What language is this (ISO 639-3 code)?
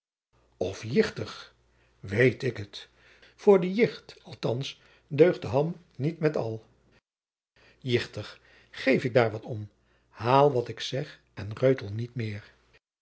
nld